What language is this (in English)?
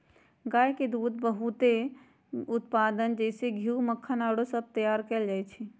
Magahi